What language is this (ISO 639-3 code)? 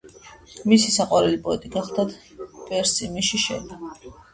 kat